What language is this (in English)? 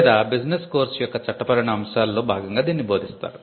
Telugu